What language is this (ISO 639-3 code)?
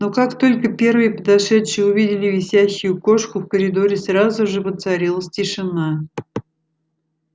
rus